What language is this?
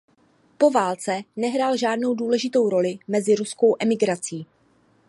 Czech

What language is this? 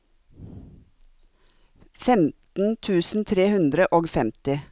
Norwegian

